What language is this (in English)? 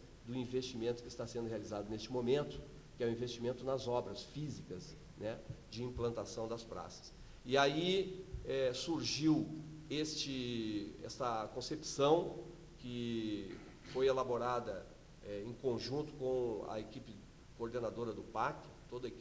Portuguese